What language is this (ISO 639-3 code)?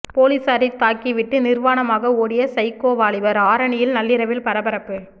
tam